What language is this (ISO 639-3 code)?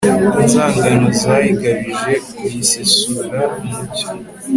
kin